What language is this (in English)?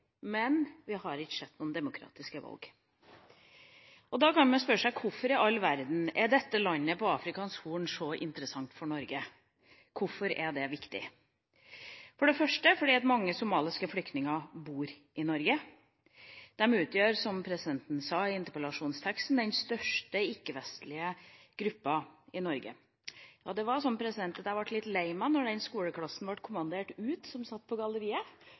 Norwegian Bokmål